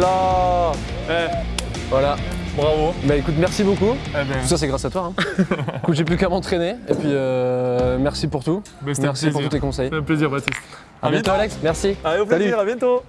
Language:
French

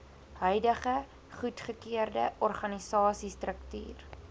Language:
Afrikaans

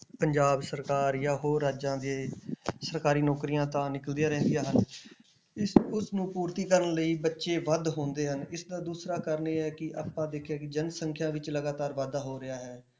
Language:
Punjabi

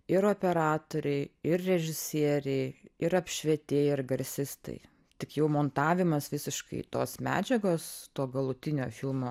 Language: Lithuanian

